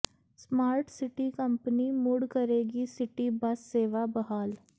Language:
Punjabi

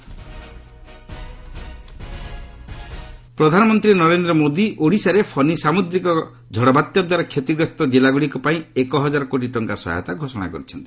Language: Odia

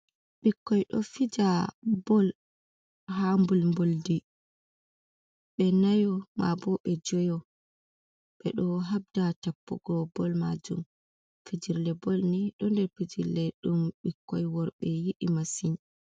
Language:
Fula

